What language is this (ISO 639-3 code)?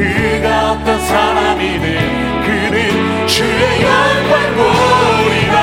kor